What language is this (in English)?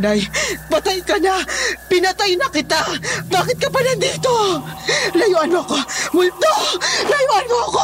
Filipino